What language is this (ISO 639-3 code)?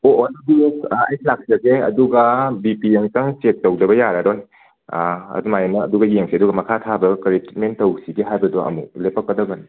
mni